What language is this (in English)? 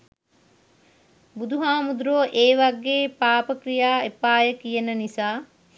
Sinhala